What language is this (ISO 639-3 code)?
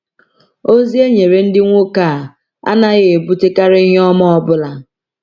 ibo